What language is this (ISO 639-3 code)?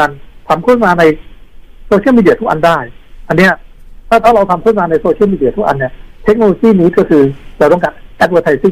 tha